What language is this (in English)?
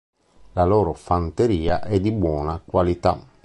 Italian